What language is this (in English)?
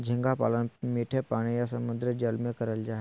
Magahi